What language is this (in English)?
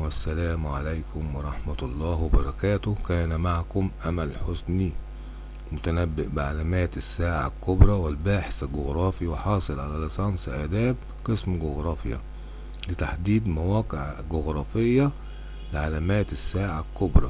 Arabic